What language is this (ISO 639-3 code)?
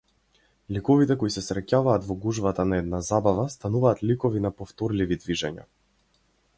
mkd